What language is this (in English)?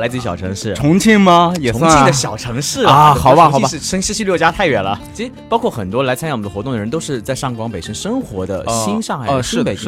Chinese